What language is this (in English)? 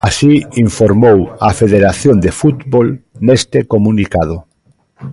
Galician